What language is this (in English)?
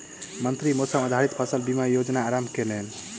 Maithili